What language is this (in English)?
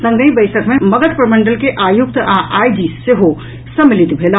Maithili